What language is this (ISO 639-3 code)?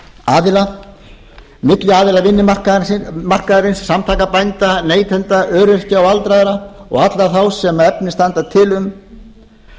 isl